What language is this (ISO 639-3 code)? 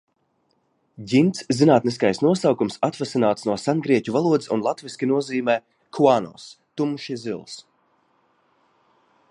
lav